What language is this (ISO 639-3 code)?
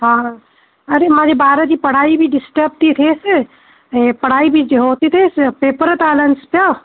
snd